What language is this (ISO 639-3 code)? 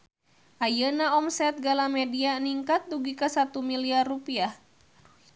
sun